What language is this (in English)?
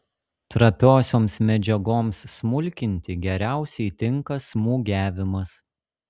Lithuanian